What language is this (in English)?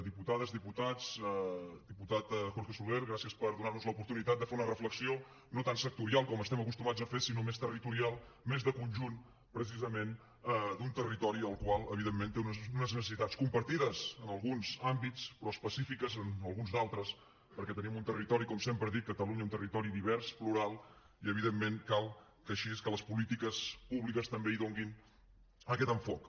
Catalan